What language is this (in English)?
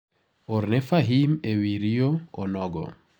Luo (Kenya and Tanzania)